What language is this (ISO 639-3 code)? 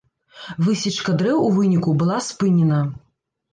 bel